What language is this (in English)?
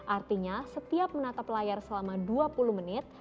Indonesian